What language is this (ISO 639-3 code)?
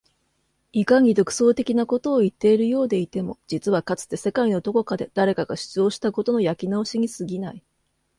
jpn